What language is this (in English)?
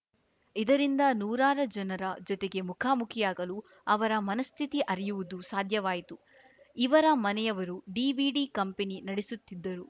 Kannada